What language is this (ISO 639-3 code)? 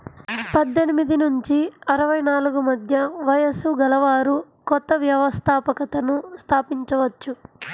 tel